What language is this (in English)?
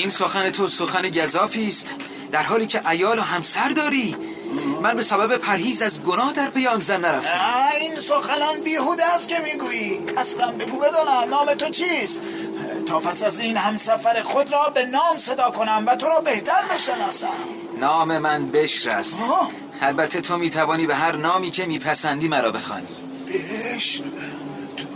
Persian